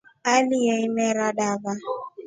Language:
Rombo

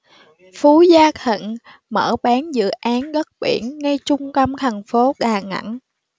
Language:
Vietnamese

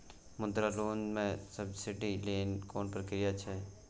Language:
Maithili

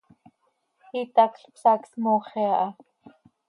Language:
Seri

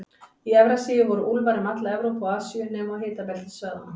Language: Icelandic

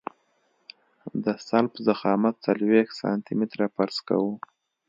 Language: Pashto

